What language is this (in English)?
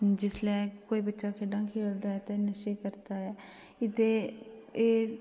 Dogri